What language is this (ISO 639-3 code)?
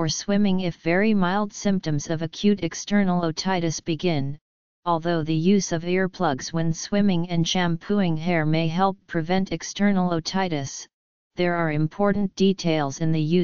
eng